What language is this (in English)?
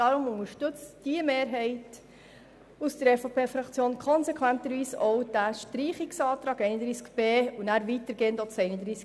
Swiss German